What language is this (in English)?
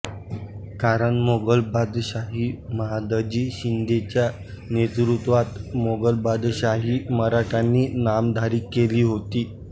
Marathi